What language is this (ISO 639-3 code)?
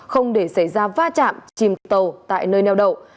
vie